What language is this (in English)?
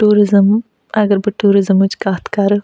Kashmiri